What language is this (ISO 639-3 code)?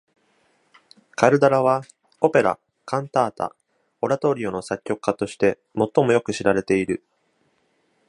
jpn